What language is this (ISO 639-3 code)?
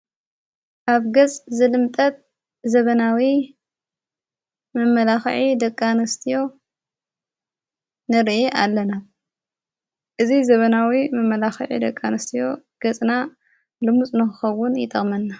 tir